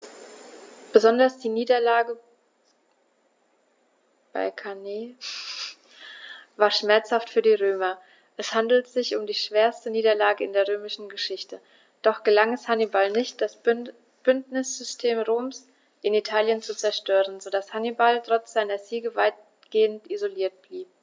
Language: German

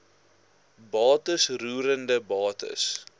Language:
Afrikaans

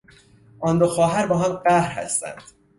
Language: Persian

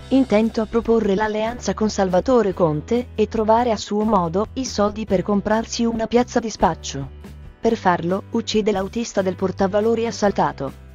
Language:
Italian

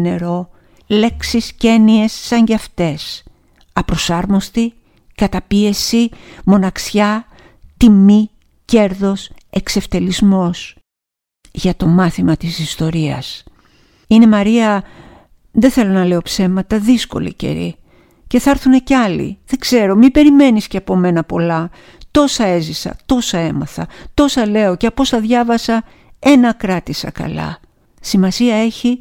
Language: Greek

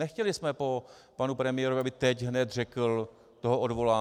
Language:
Czech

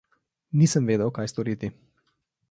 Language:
Slovenian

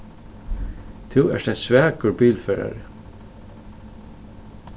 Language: Faroese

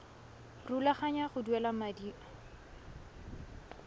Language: Tswana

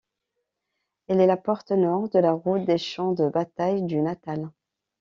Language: French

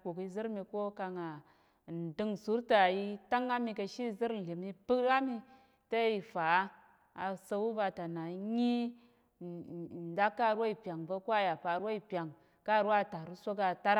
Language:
Tarok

